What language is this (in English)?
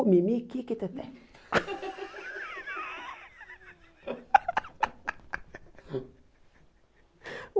Portuguese